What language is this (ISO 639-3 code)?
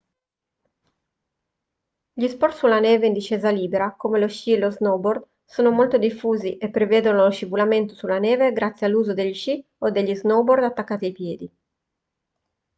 ita